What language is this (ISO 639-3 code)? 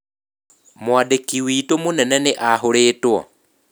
kik